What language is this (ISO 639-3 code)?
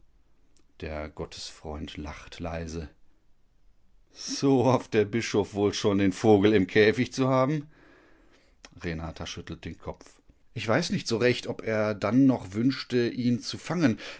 deu